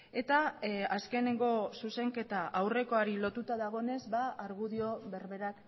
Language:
Basque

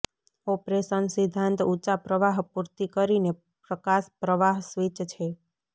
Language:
Gujarati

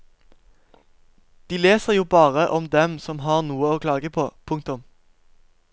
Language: Norwegian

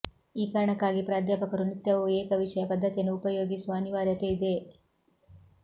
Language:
Kannada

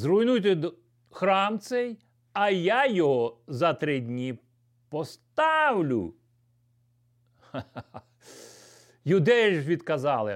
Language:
Ukrainian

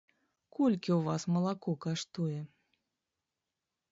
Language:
Belarusian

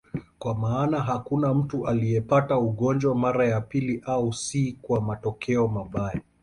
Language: Swahili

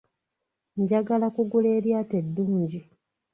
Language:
Ganda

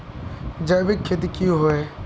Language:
Magahi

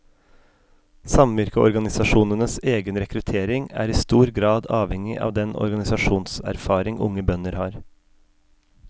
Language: Norwegian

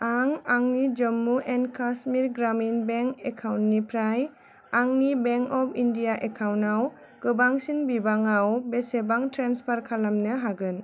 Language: Bodo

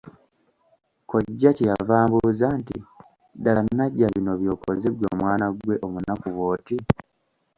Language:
Ganda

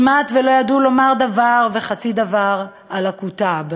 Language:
Hebrew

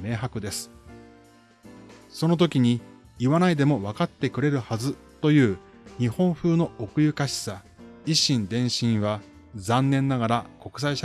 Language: Japanese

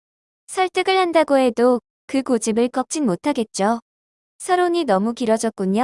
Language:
Korean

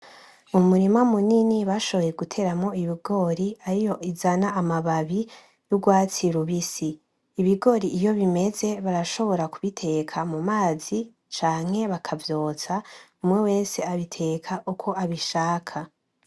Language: Rundi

